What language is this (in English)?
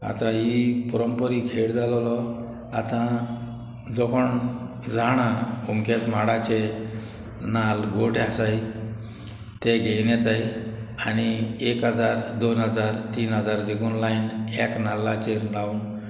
Konkani